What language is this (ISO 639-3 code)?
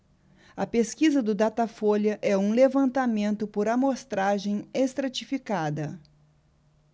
por